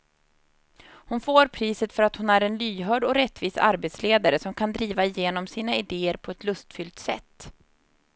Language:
Swedish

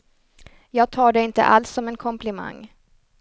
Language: Swedish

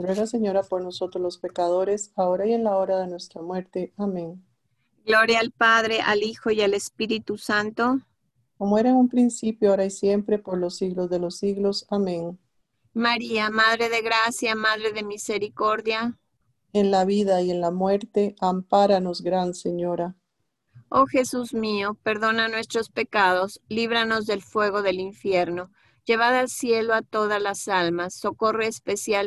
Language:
Spanish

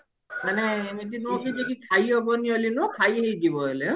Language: Odia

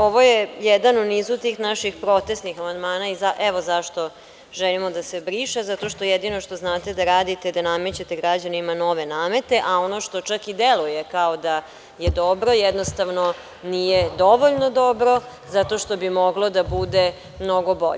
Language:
Serbian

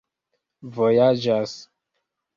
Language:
Esperanto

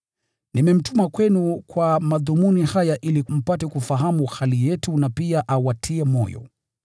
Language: Swahili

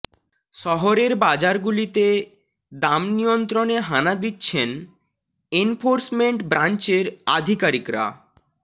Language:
Bangla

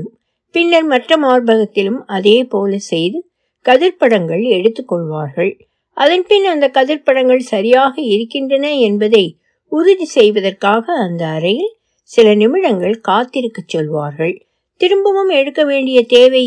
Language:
Tamil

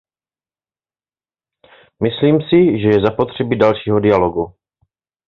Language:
Czech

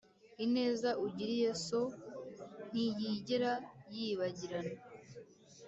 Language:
Kinyarwanda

